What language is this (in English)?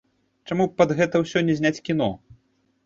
Belarusian